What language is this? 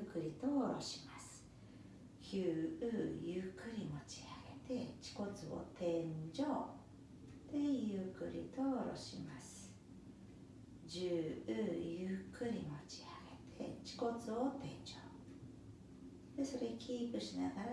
Japanese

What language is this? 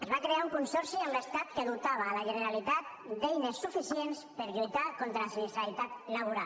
Catalan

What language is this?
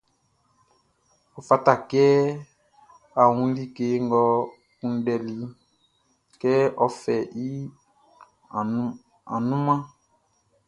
Baoulé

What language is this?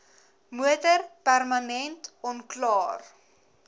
Afrikaans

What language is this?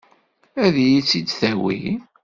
Kabyle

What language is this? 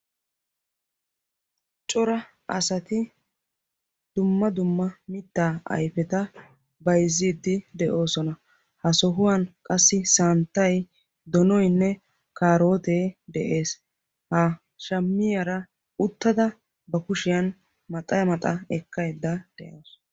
Wolaytta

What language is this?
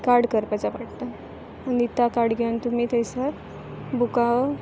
Konkani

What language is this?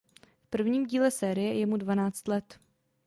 Czech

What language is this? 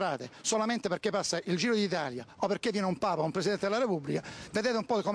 Italian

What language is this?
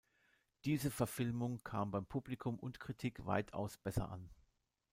German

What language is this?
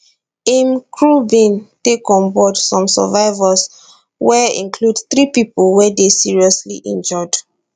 Nigerian Pidgin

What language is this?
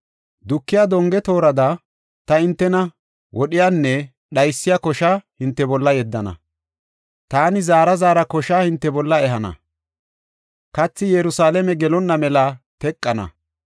Gofa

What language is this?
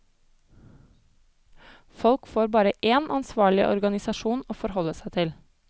Norwegian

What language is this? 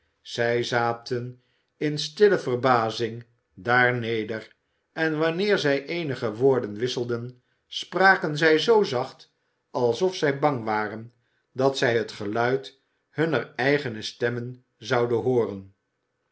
Dutch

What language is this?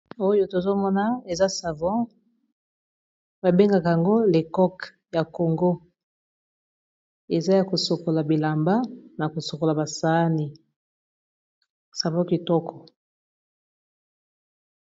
Lingala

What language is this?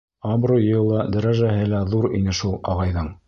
Bashkir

